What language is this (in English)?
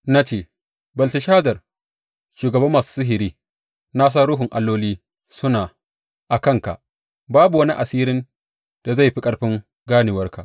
Hausa